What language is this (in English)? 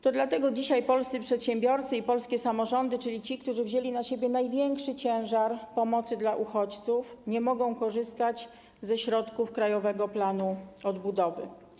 Polish